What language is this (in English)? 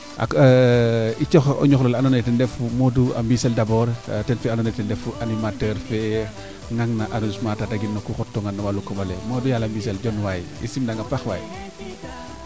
Serer